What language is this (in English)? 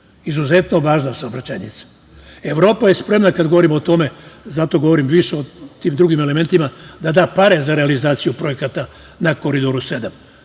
Serbian